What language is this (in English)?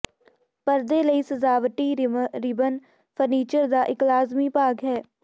Punjabi